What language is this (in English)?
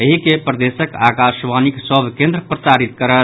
Maithili